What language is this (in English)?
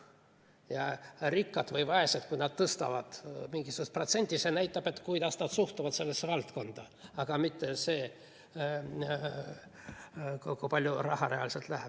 Estonian